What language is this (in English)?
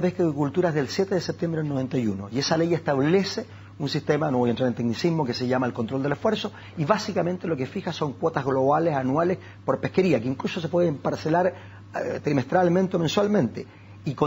Spanish